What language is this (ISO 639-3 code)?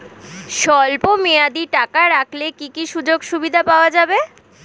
ben